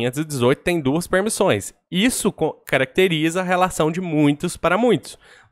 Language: Portuguese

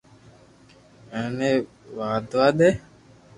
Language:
Loarki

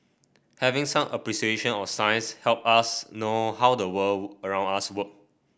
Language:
English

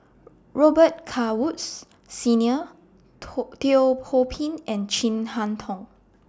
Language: English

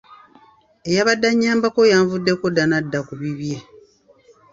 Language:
Ganda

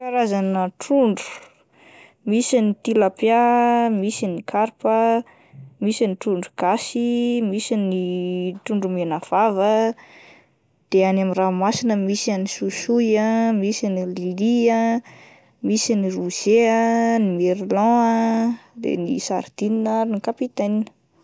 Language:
Malagasy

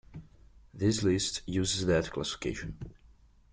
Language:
English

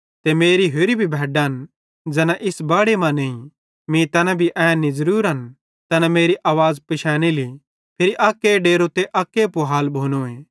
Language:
Bhadrawahi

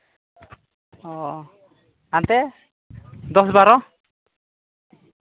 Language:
Santali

